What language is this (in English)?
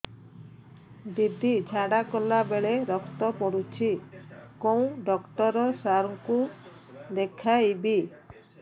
Odia